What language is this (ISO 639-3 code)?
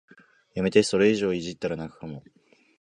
jpn